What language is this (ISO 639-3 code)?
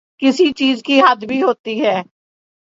urd